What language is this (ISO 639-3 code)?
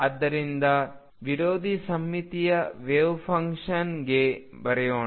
kan